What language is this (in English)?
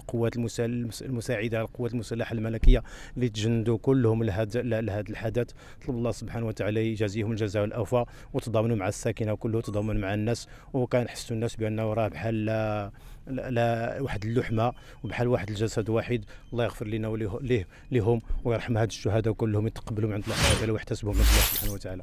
Arabic